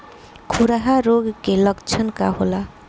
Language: Bhojpuri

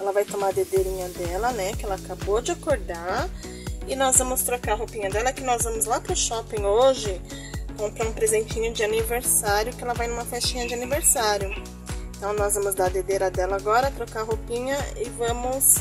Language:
Portuguese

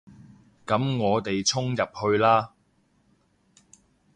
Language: Cantonese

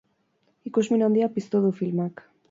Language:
Basque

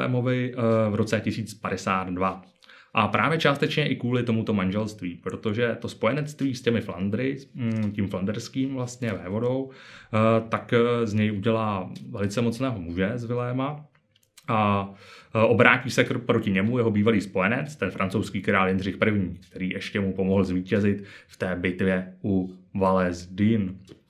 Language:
Czech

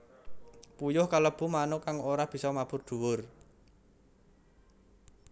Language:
Javanese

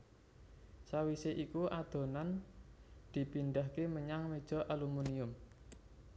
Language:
Javanese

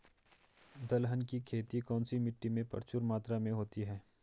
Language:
Hindi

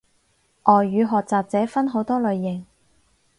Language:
Cantonese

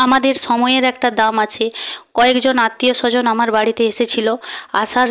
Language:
Bangla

